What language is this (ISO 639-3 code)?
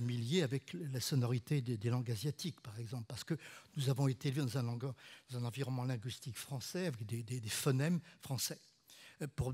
fra